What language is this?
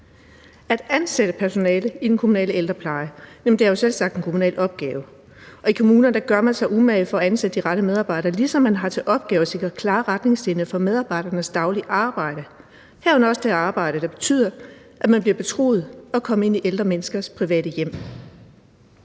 Danish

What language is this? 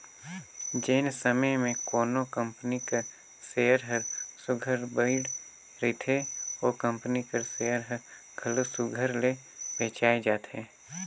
Chhattisgarhi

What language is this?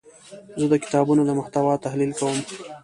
Pashto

